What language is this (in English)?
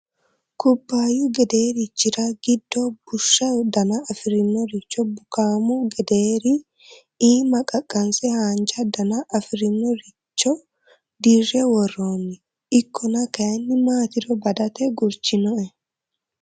Sidamo